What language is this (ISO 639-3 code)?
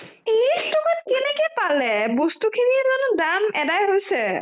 asm